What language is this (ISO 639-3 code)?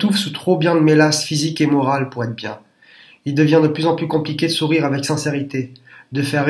fra